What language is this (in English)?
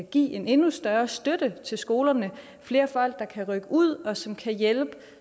Danish